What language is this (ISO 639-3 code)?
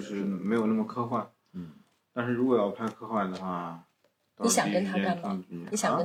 zho